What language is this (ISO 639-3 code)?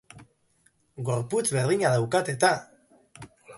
eus